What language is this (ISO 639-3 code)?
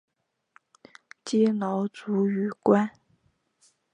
zho